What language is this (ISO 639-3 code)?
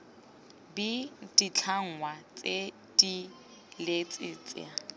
tsn